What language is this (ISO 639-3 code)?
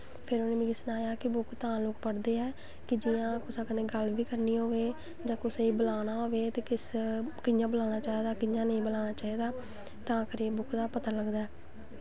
doi